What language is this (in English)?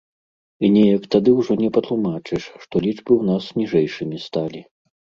Belarusian